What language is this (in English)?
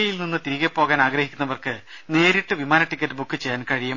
Malayalam